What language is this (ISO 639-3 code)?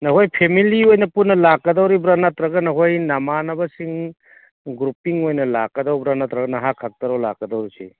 mni